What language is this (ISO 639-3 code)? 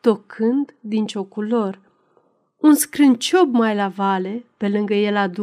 ron